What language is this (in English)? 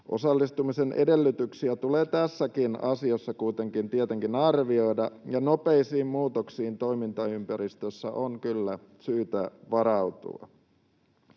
Finnish